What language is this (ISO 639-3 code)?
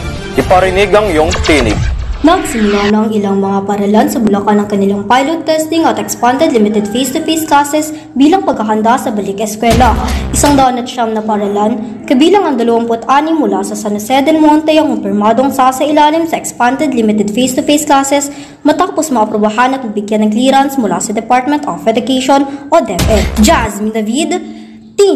fil